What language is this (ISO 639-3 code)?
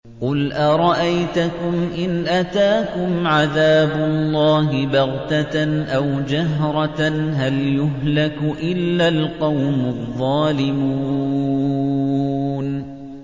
ara